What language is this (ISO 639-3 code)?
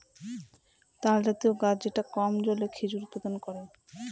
ben